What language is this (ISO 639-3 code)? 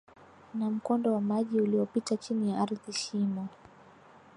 swa